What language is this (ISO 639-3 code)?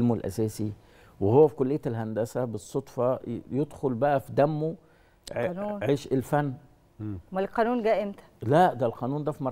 ara